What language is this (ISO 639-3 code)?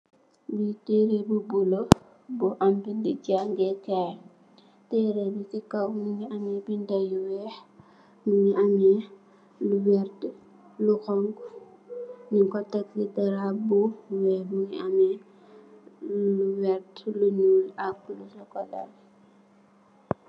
wol